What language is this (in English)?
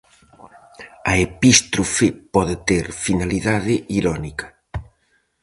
Galician